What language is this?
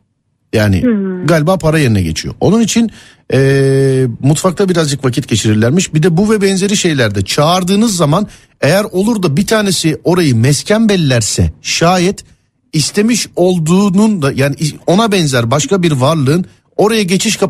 Turkish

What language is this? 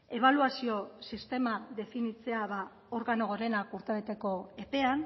Basque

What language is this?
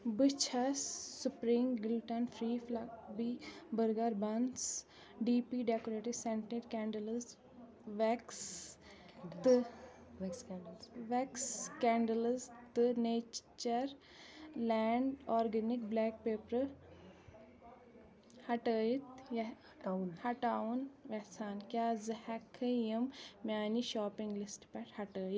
Kashmiri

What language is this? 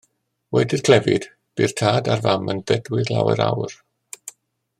Welsh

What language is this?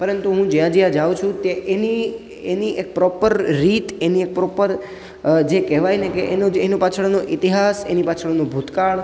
Gujarati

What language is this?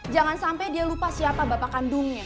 Indonesian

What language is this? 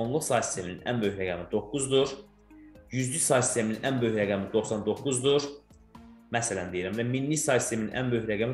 Turkish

